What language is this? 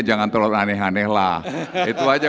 Indonesian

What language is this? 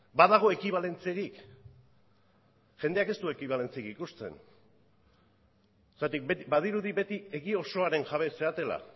Basque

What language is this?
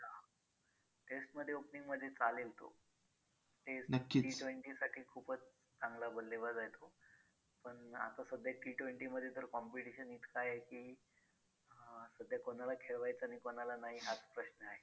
Marathi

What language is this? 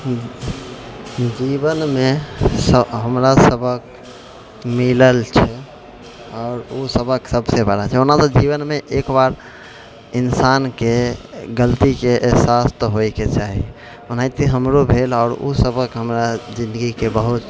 Maithili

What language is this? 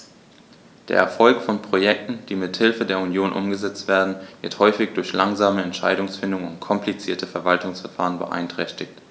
German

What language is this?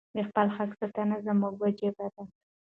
Pashto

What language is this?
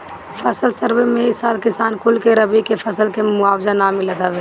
Bhojpuri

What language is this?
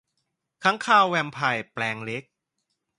Thai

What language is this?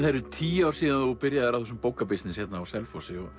Icelandic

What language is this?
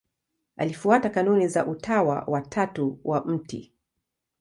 Swahili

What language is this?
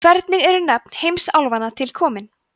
Icelandic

